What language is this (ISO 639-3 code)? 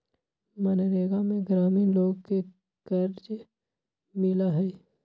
mag